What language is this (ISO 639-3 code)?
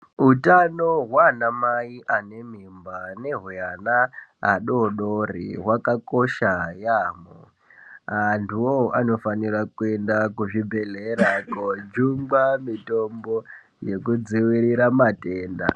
ndc